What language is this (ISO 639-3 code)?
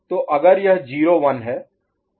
hin